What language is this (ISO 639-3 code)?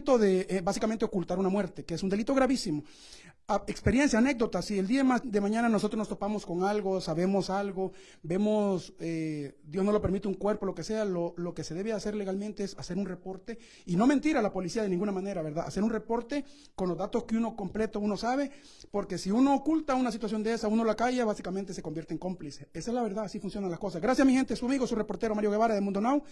spa